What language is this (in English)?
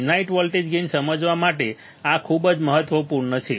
Gujarati